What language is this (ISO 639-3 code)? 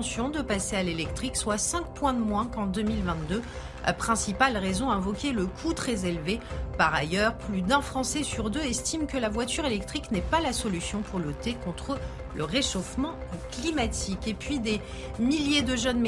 fra